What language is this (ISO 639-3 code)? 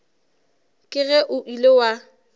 nso